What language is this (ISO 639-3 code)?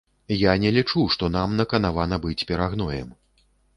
bel